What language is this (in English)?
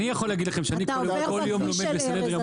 Hebrew